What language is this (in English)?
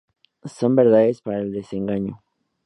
Spanish